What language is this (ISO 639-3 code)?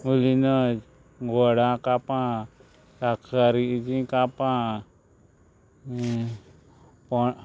kok